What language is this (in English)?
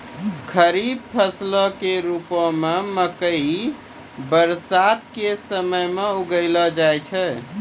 Maithili